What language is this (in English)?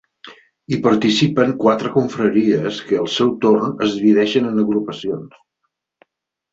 Catalan